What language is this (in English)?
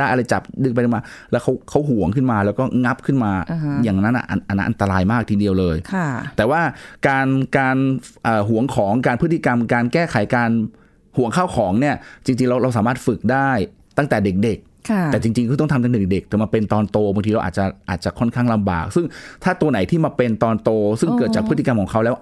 Thai